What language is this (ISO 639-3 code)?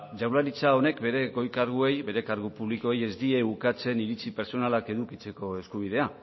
eus